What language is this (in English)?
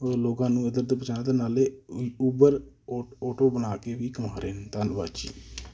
Punjabi